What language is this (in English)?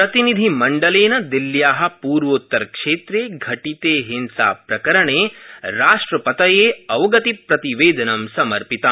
Sanskrit